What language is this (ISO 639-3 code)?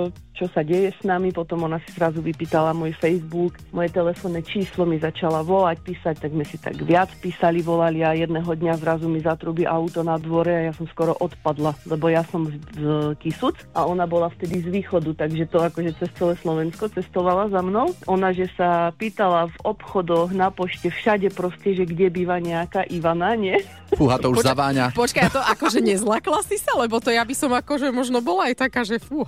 slk